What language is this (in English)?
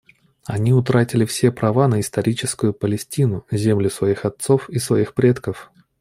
Russian